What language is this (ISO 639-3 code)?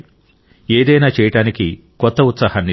tel